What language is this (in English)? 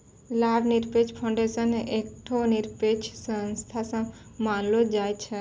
Maithili